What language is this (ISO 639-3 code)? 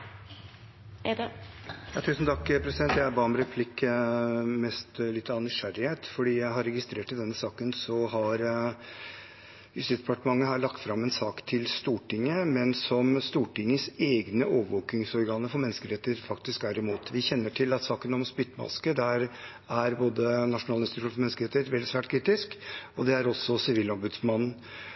nob